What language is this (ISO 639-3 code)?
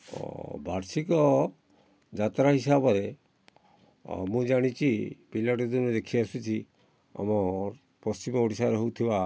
ori